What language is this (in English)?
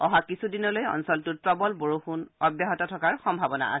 Assamese